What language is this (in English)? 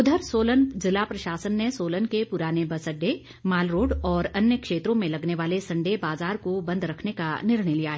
Hindi